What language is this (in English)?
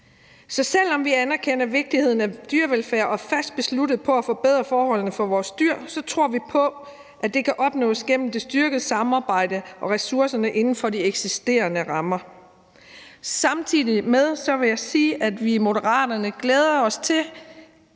Danish